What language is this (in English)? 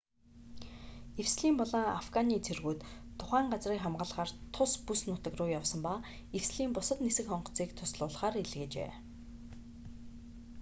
Mongolian